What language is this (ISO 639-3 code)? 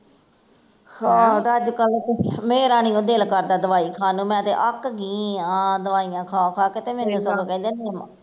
pan